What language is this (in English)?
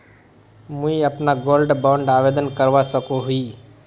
Magahi